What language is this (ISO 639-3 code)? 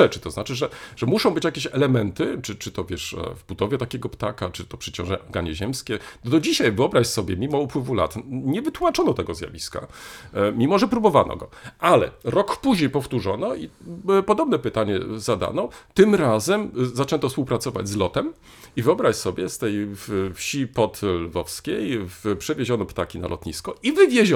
pol